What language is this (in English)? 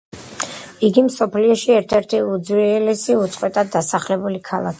Georgian